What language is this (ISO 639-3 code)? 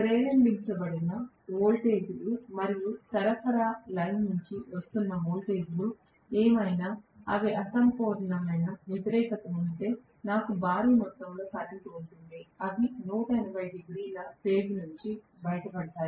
tel